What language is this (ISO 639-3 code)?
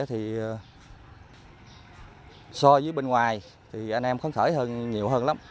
vie